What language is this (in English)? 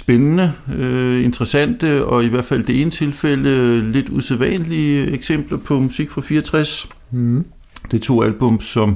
Danish